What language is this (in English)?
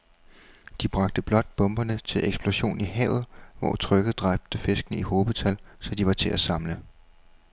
Danish